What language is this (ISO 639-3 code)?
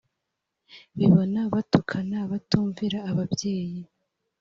kin